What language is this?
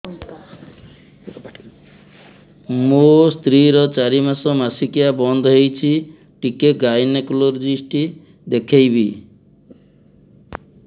Odia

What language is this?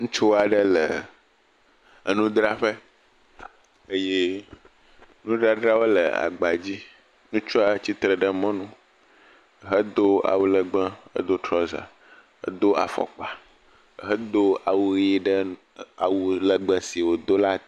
Ewe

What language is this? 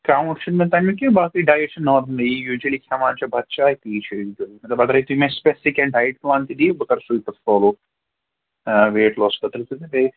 Kashmiri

